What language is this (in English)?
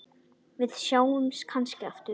Icelandic